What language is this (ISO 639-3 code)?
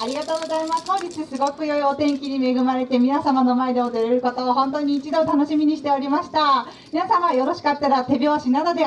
jpn